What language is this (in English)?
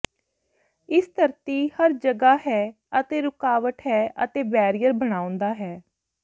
Punjabi